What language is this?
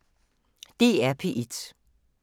Danish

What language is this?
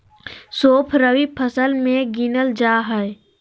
Magahi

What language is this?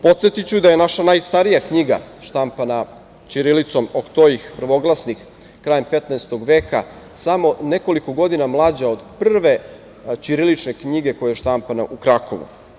Serbian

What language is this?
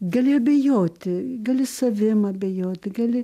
Lithuanian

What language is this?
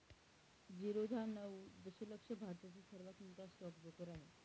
Marathi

